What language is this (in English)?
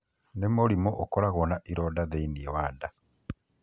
Kikuyu